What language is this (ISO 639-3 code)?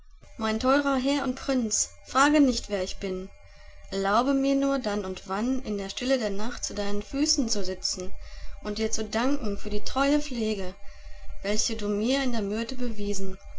deu